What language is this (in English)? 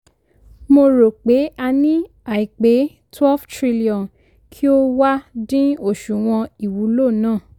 Yoruba